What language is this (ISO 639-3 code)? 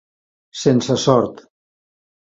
cat